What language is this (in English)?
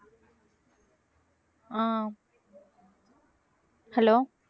Tamil